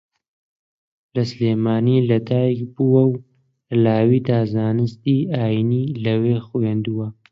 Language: Central Kurdish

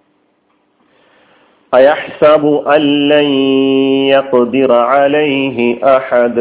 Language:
Malayalam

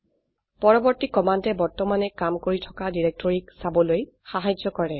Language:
Assamese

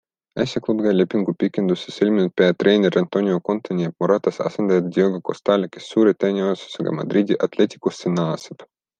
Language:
Estonian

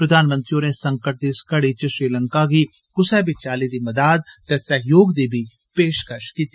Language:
Dogri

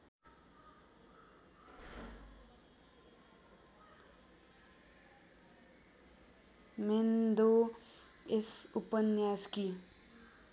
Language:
Nepali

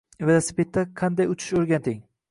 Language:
Uzbek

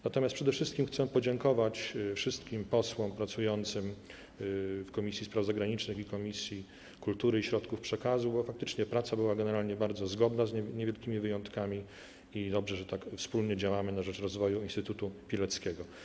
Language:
Polish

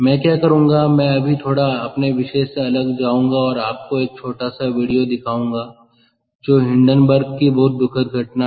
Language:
Hindi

